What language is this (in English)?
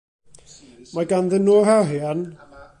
Welsh